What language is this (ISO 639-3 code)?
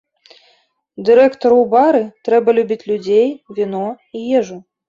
bel